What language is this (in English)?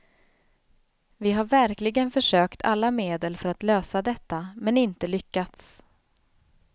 Swedish